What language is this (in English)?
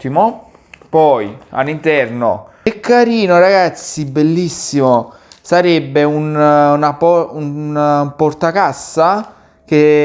Italian